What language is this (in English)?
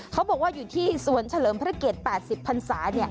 Thai